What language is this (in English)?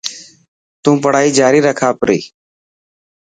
Dhatki